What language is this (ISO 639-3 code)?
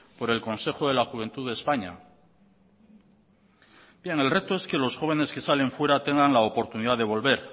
spa